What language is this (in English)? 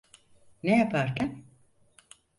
Turkish